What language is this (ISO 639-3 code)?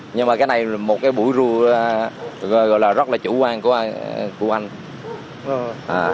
vie